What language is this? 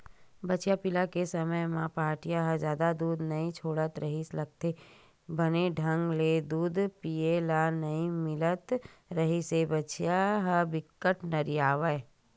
Chhattisgarhi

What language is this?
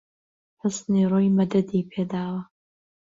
Central Kurdish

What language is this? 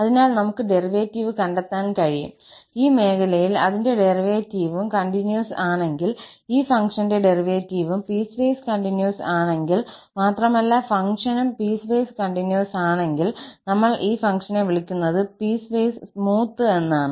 Malayalam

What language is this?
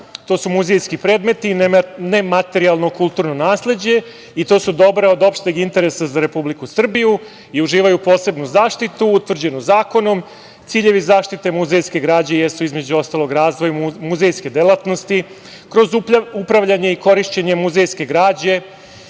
Serbian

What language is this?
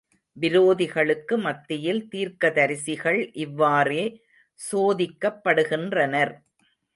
Tamil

